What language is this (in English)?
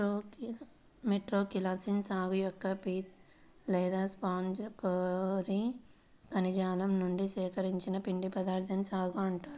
Telugu